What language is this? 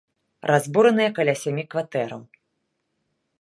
Belarusian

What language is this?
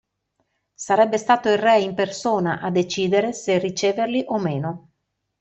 Italian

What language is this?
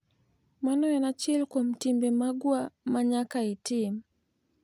Luo (Kenya and Tanzania)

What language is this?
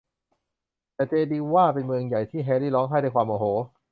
Thai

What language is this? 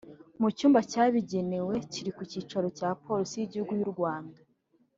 Kinyarwanda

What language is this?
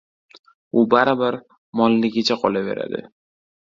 Uzbek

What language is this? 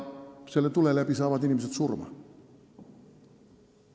Estonian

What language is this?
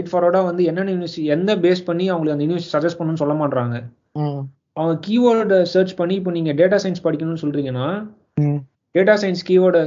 Tamil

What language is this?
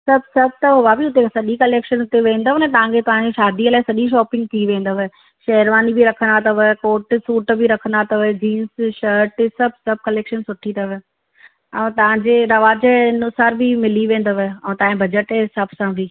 Sindhi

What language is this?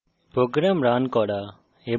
Bangla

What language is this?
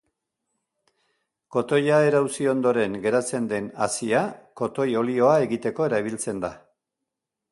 Basque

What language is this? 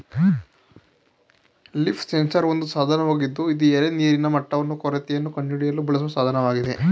Kannada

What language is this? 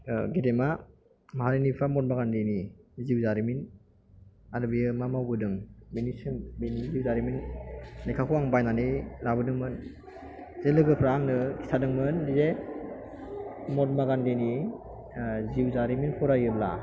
Bodo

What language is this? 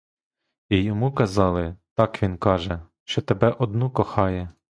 Ukrainian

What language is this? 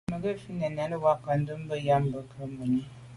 Medumba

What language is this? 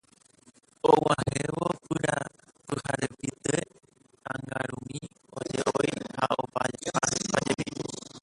Guarani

